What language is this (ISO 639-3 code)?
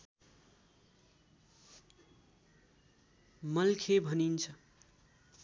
nep